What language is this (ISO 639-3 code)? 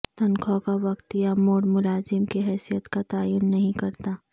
urd